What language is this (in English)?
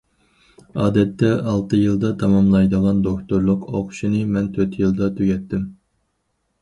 Uyghur